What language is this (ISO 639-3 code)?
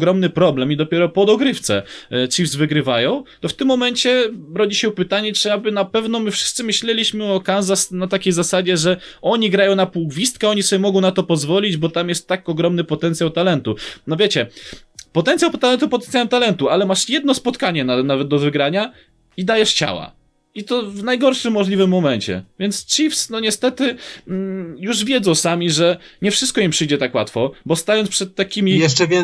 pol